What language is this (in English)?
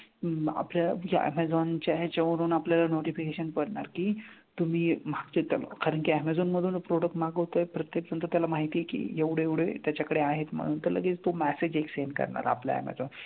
Marathi